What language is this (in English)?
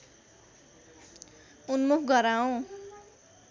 Nepali